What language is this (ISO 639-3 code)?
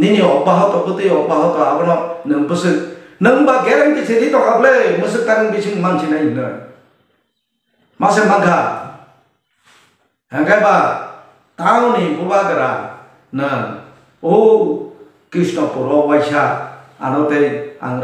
ind